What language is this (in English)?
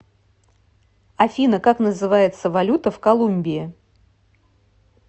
Russian